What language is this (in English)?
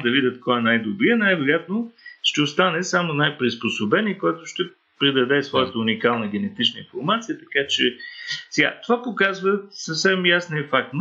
Bulgarian